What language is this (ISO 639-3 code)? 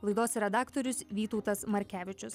lit